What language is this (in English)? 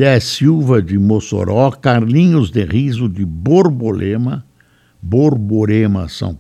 Portuguese